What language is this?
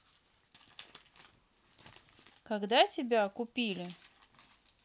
Russian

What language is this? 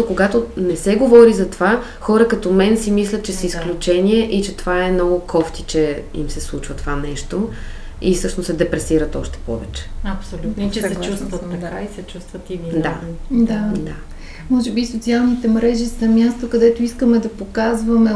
Bulgarian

